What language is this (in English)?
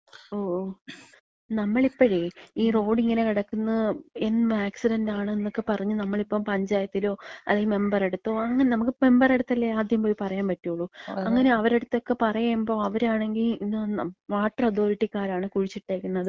Malayalam